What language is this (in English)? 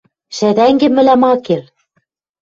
Western Mari